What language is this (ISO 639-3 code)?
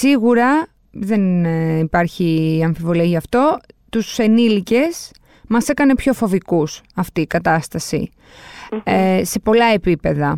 ell